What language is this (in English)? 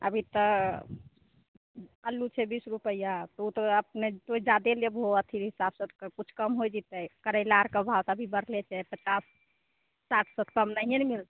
Maithili